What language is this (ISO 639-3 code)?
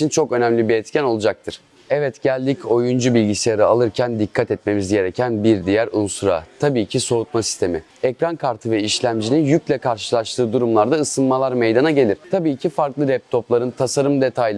tur